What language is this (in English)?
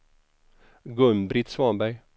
Swedish